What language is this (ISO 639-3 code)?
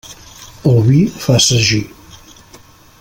cat